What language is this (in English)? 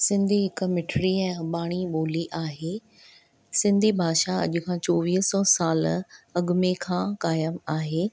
Sindhi